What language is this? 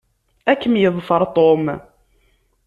Kabyle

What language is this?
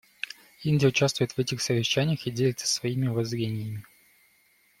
Russian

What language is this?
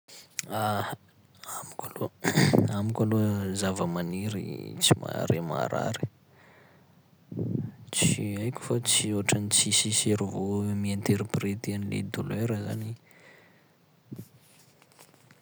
Sakalava Malagasy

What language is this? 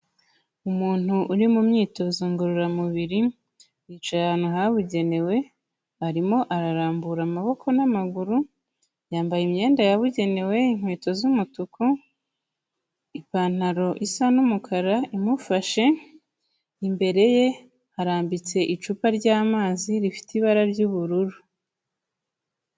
Kinyarwanda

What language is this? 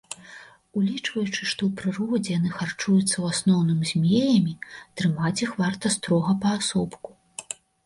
Belarusian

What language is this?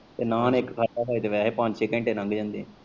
Punjabi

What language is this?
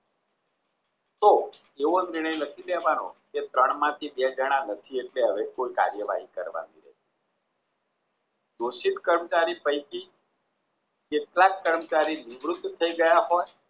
Gujarati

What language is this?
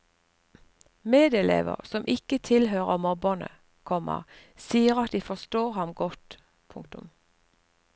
Norwegian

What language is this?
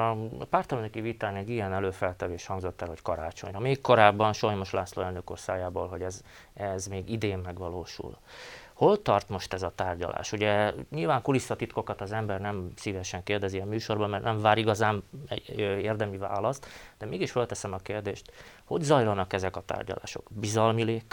Hungarian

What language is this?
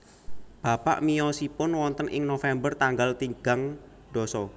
Javanese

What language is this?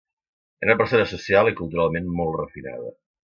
Catalan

